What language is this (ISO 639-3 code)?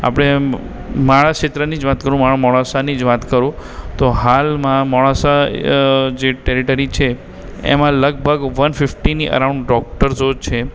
guj